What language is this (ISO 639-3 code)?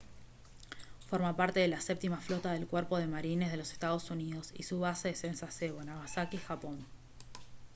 spa